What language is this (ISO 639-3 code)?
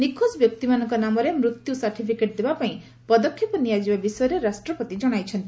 ori